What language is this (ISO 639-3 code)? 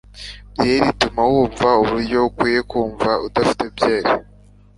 kin